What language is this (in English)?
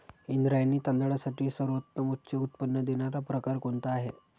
Marathi